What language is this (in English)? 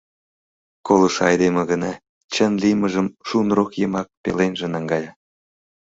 Mari